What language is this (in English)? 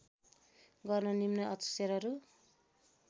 Nepali